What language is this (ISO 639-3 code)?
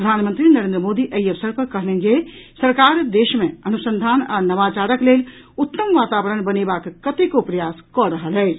mai